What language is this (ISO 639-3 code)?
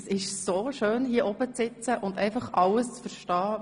gsw